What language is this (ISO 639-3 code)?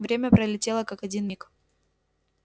rus